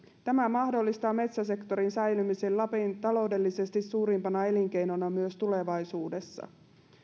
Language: Finnish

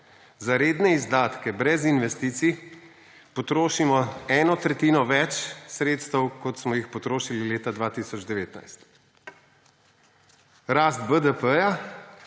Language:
Slovenian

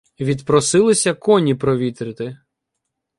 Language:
Ukrainian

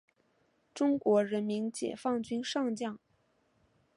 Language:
Chinese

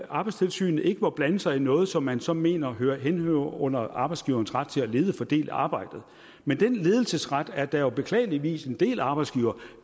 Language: Danish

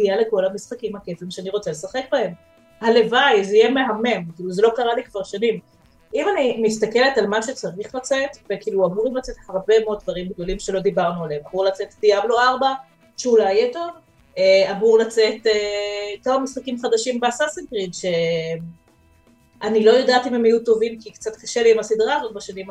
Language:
Hebrew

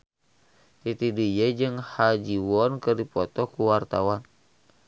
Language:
Sundanese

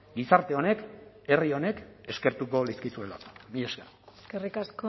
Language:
Basque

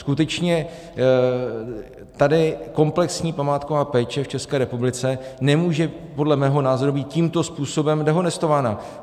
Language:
Czech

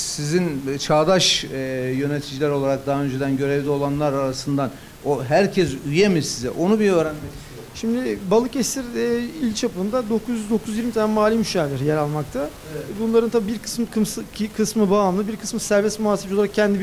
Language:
Turkish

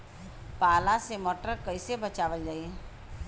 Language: Bhojpuri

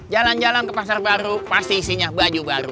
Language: Indonesian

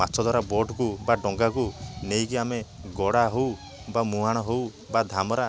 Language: Odia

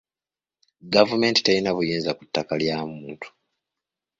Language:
Ganda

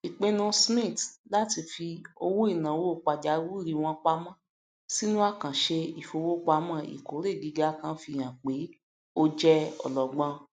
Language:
Yoruba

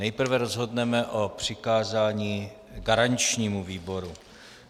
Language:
Czech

